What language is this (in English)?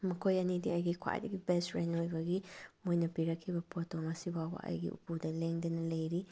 Manipuri